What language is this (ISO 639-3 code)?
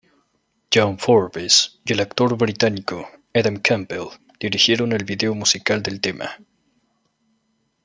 spa